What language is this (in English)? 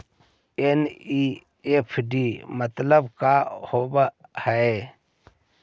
Magahi